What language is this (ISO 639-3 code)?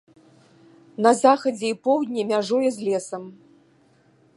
bel